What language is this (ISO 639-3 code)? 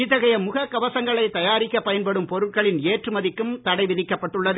tam